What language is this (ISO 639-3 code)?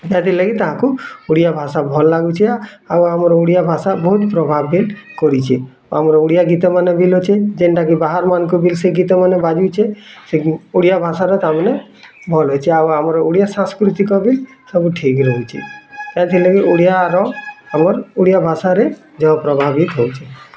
ori